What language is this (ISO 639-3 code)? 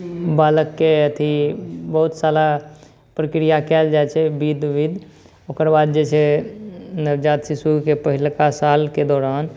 mai